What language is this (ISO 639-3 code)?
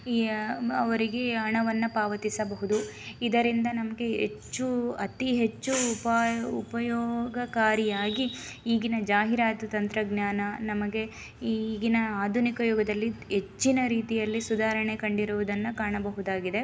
kan